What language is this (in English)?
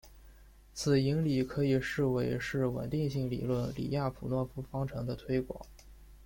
Chinese